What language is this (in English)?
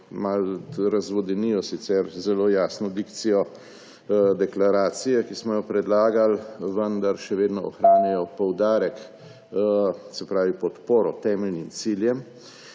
Slovenian